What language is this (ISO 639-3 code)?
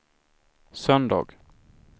swe